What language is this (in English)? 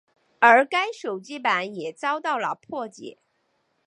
Chinese